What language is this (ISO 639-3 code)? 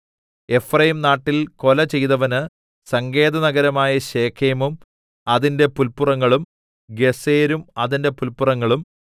mal